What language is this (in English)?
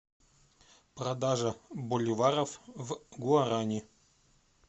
Russian